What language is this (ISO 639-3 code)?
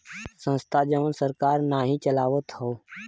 bho